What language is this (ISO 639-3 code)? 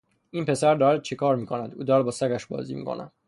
fas